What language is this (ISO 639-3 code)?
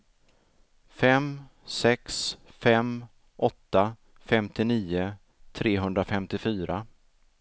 swe